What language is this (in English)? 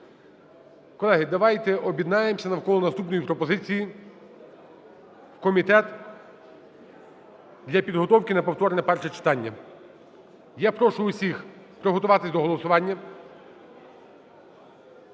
Ukrainian